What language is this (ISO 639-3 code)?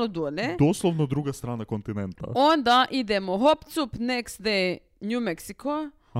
hrv